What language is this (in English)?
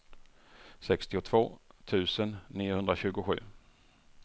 Swedish